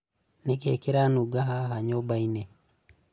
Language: Kikuyu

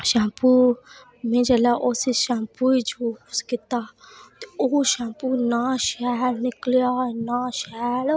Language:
Dogri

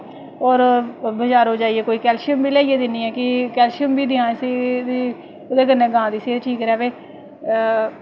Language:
Dogri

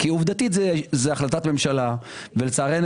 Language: Hebrew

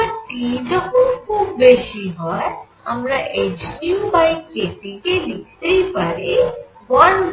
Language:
Bangla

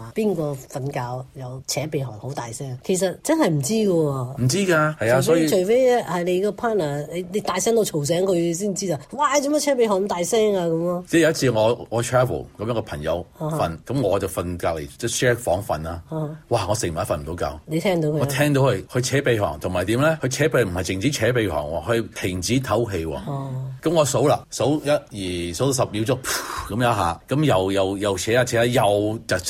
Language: Chinese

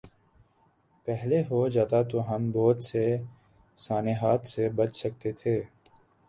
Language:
Urdu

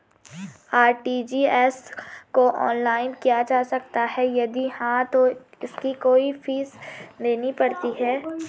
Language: Hindi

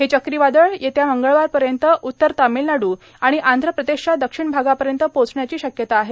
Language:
Marathi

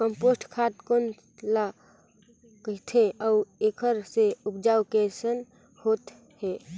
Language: Chhattisgarhi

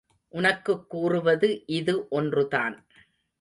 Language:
Tamil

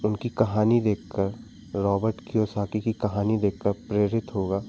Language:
Hindi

